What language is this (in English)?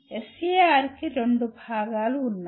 Telugu